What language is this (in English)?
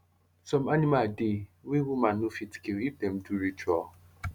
Nigerian Pidgin